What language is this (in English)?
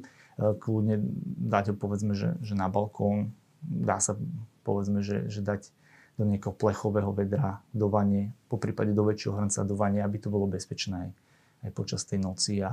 Slovak